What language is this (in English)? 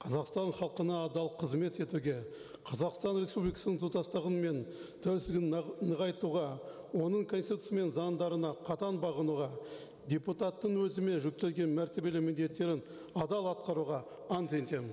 Kazakh